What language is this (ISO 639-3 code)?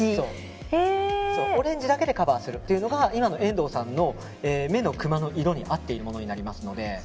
jpn